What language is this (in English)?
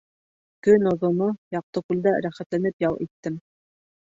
Bashkir